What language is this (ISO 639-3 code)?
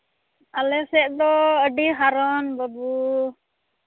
sat